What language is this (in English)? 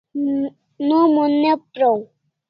Kalasha